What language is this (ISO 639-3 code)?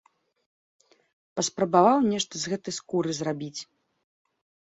bel